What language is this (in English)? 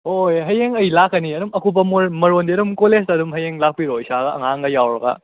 Manipuri